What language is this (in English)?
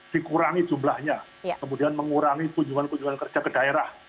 Indonesian